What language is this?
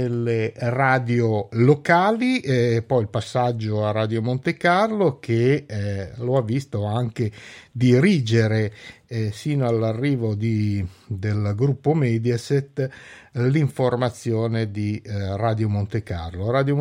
Italian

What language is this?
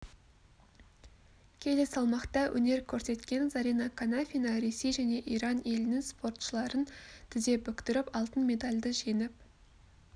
Kazakh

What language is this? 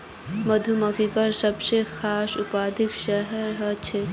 Magahi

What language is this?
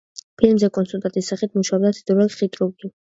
Georgian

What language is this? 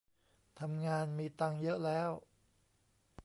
Thai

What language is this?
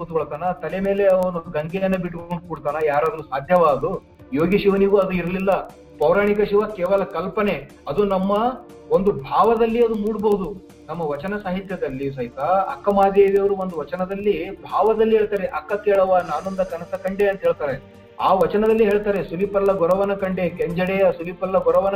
Kannada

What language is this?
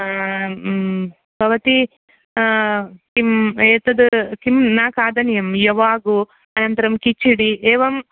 Sanskrit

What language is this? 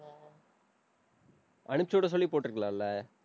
Tamil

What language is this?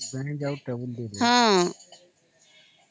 Odia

